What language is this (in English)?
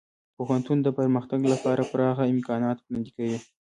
Pashto